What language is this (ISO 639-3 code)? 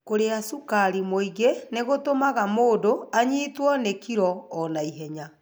kik